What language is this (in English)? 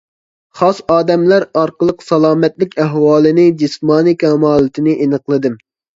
Uyghur